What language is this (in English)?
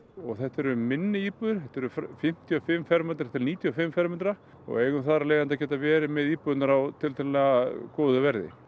Icelandic